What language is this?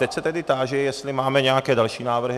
Czech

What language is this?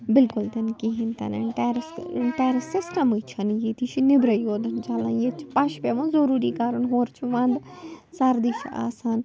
Kashmiri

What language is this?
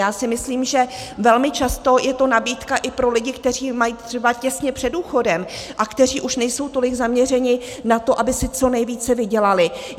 Czech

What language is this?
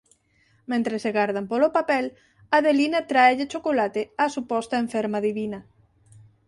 Galician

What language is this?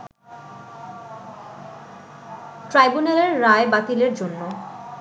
Bangla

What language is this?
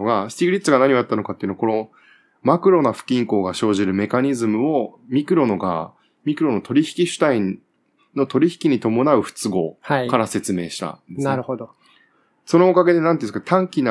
Japanese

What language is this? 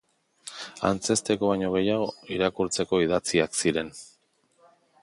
Basque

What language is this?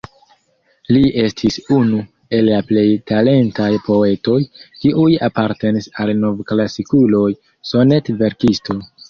Esperanto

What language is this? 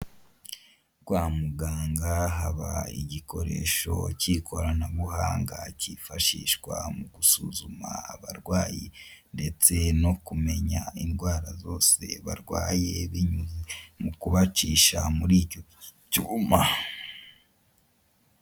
Kinyarwanda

